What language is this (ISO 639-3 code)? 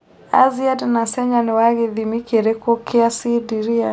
kik